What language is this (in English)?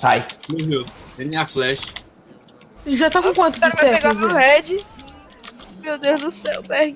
Portuguese